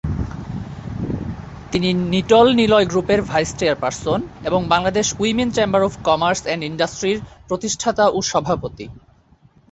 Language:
Bangla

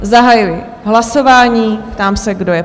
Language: Czech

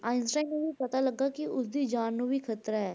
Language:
Punjabi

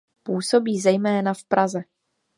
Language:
Czech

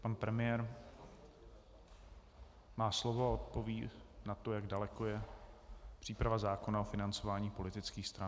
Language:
Czech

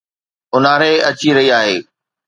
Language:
Sindhi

